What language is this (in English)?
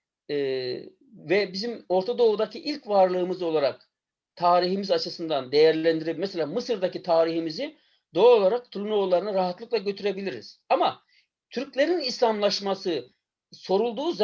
Turkish